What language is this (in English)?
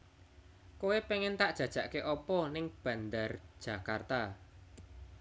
Javanese